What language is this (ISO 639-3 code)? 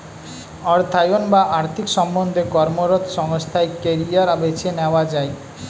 ben